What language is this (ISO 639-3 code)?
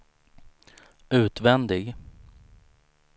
swe